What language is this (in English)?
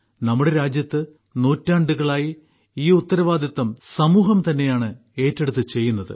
Malayalam